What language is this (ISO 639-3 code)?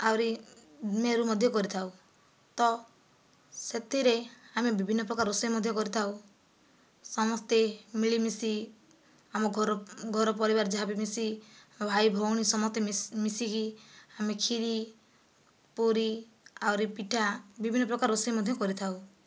ori